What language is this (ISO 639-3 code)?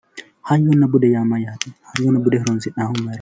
sid